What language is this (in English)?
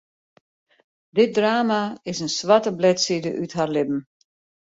Western Frisian